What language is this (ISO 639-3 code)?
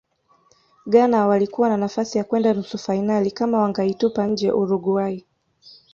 swa